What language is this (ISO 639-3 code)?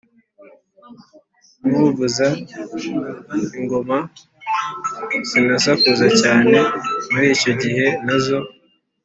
kin